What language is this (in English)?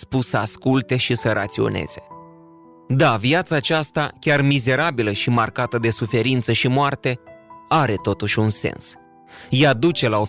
Romanian